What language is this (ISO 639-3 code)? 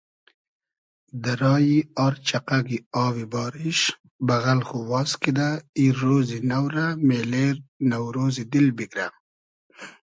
haz